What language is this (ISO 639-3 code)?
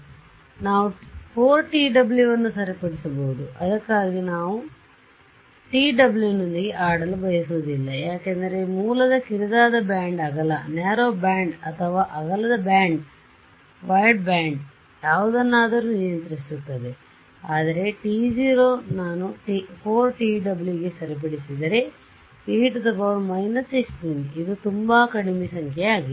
kan